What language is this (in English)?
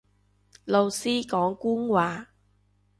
Cantonese